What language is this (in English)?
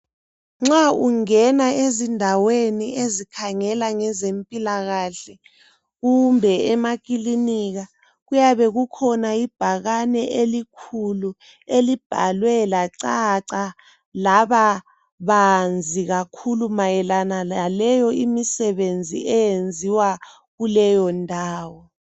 North Ndebele